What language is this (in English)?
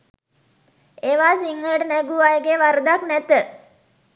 Sinhala